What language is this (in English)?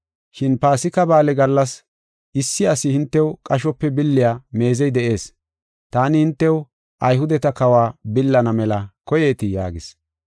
Gofa